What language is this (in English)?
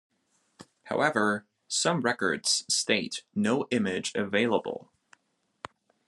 English